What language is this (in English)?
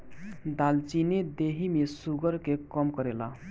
Bhojpuri